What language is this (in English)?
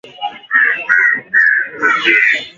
Swahili